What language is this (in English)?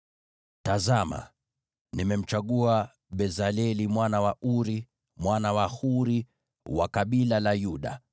Swahili